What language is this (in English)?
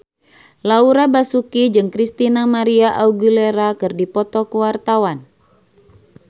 Sundanese